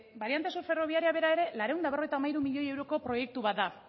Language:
Basque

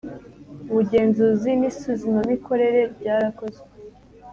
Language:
Kinyarwanda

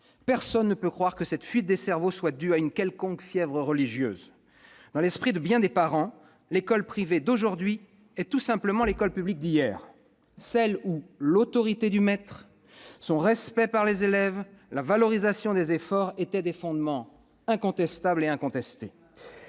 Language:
French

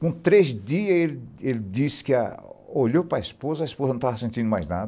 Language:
Portuguese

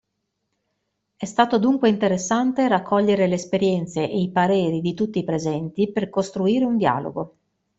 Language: Italian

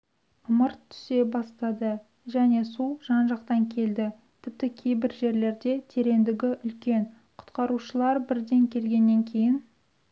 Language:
Kazakh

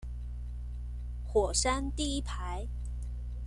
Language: Chinese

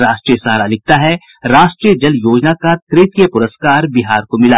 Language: Hindi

